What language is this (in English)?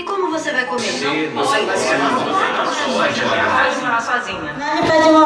Portuguese